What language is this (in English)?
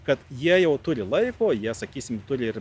Lithuanian